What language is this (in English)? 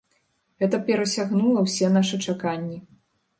Belarusian